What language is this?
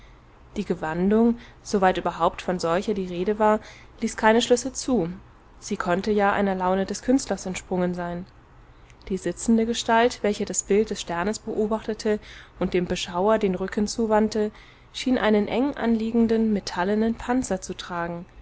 German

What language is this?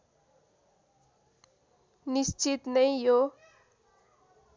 Nepali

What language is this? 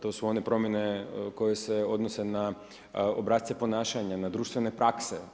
Croatian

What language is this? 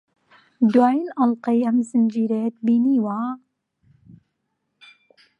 Central Kurdish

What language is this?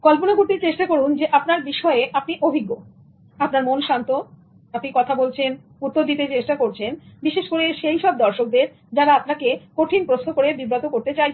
Bangla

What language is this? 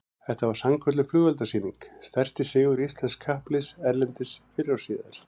Icelandic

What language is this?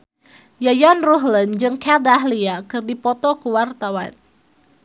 Sundanese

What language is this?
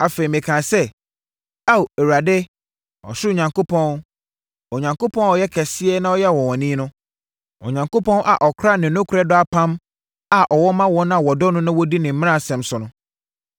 Akan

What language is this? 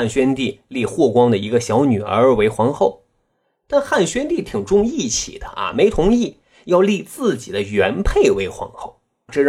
Chinese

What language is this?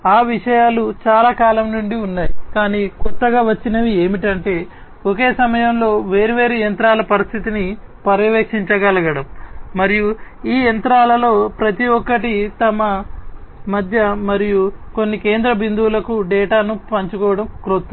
Telugu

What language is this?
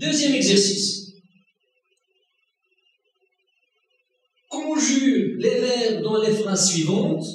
French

